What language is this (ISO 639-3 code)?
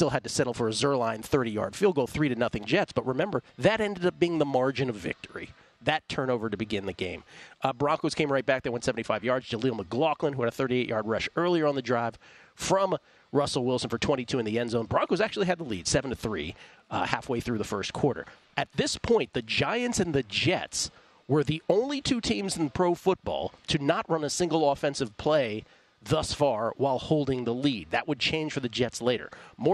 eng